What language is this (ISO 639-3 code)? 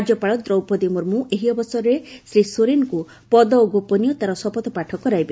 ori